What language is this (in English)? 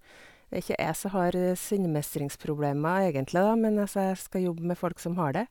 Norwegian